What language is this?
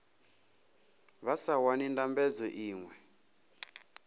Venda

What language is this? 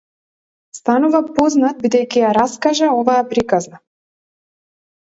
Macedonian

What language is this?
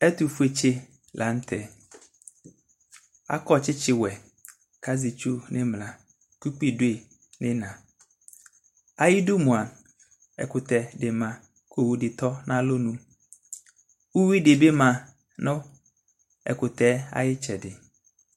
Ikposo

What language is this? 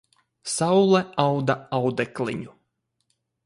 Latvian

